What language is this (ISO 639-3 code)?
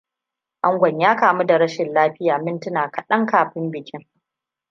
hau